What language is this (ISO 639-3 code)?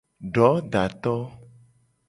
gej